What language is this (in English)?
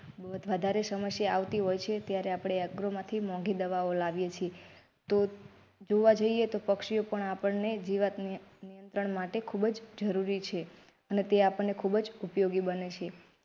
Gujarati